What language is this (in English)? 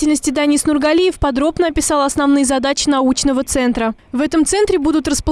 Russian